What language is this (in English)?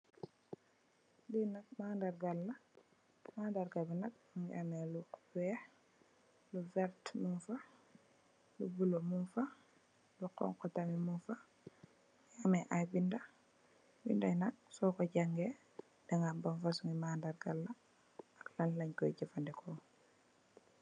Wolof